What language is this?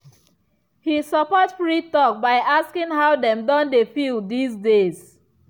Nigerian Pidgin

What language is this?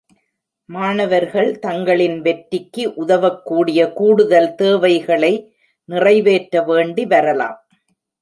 Tamil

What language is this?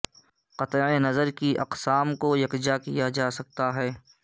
Urdu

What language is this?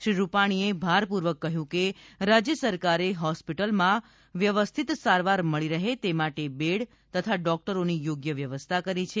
Gujarati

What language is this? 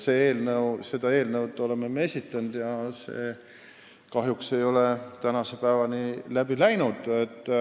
Estonian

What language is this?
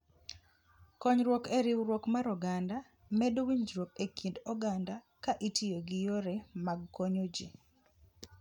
Luo (Kenya and Tanzania)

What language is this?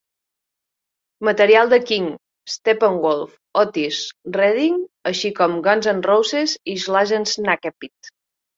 Catalan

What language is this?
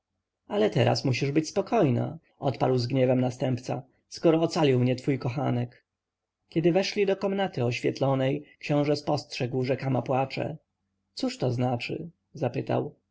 Polish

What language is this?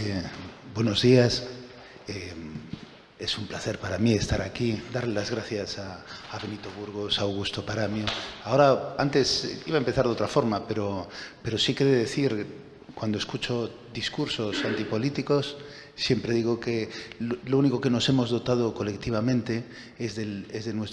Spanish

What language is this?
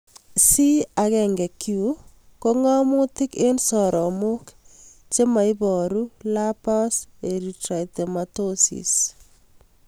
Kalenjin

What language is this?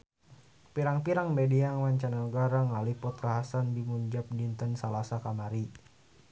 Sundanese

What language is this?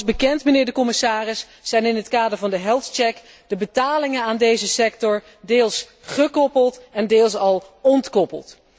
Dutch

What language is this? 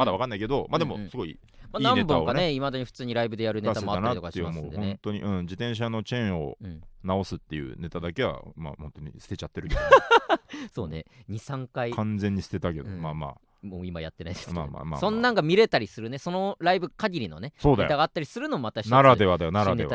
Japanese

